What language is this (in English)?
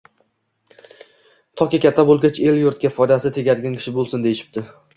Uzbek